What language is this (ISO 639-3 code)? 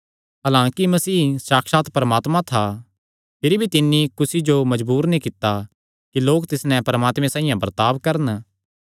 xnr